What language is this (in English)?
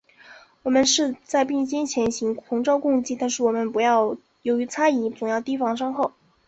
Chinese